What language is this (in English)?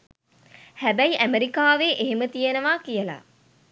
Sinhala